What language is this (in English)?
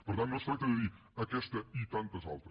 Catalan